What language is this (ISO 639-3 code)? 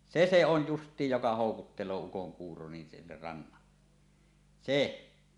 fin